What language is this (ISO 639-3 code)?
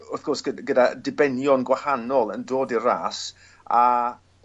cym